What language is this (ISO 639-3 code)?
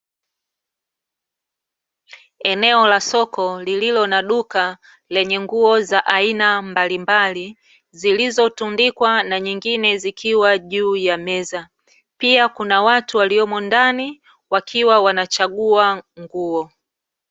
swa